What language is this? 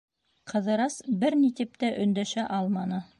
Bashkir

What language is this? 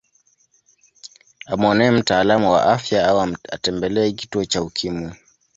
Swahili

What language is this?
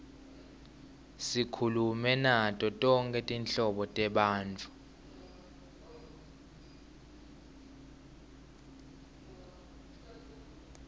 Swati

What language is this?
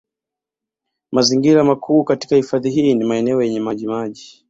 Swahili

